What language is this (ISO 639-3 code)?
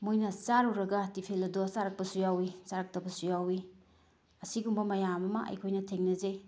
mni